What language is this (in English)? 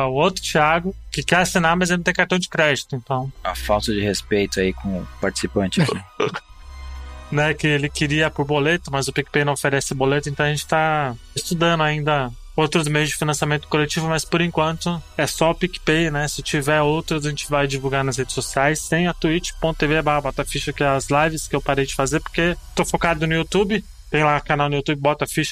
Portuguese